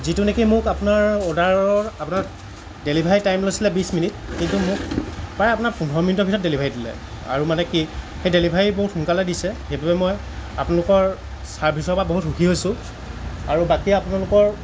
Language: Assamese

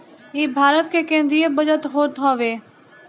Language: Bhojpuri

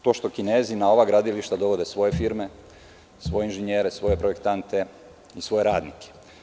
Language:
Serbian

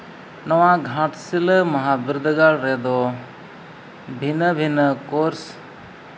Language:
Santali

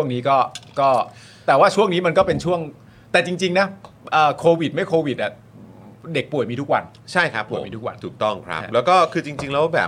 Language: Thai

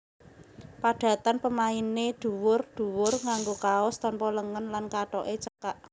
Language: Javanese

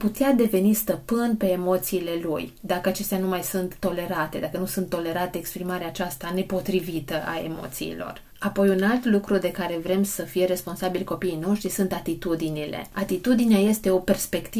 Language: Romanian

